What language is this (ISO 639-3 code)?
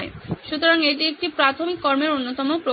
ben